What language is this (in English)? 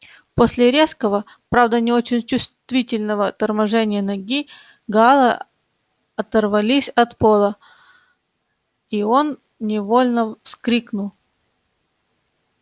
Russian